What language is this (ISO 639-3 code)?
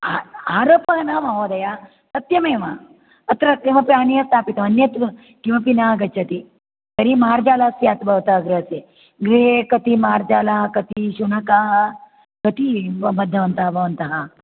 san